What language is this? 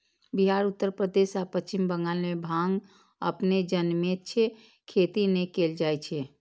Maithili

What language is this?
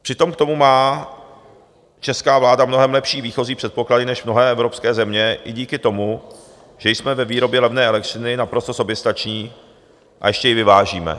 Czech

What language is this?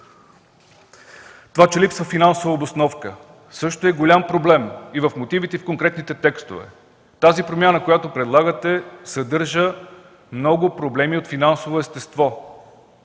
Bulgarian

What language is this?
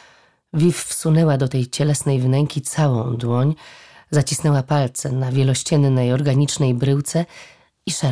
Polish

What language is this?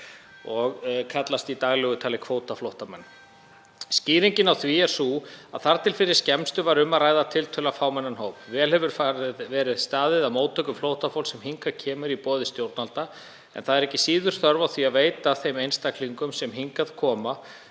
Icelandic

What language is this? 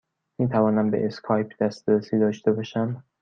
Persian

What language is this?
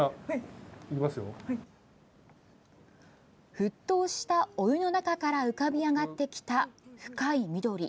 Japanese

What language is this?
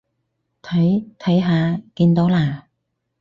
Cantonese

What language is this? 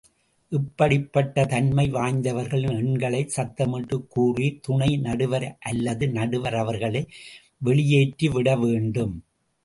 Tamil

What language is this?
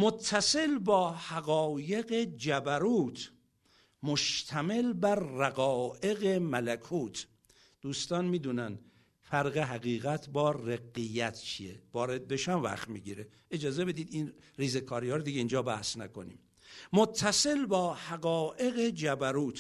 Persian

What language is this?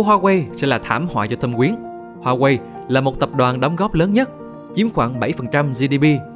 Vietnamese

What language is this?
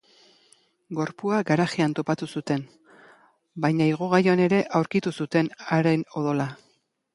Basque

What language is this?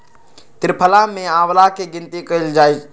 Magahi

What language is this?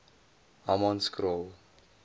Afrikaans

